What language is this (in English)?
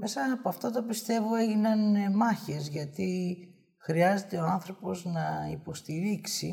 Greek